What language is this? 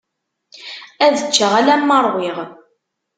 Kabyle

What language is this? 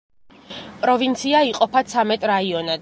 Georgian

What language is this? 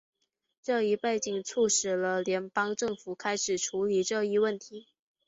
Chinese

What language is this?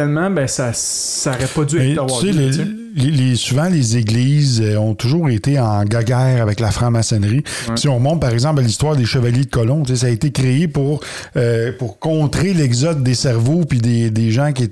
French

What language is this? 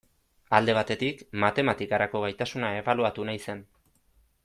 Basque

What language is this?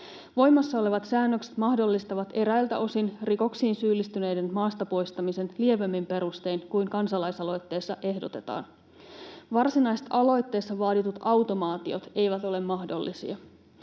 Finnish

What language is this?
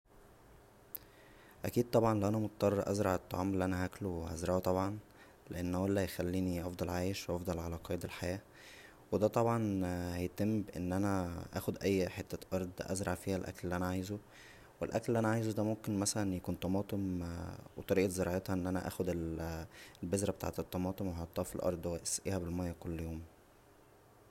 Egyptian Arabic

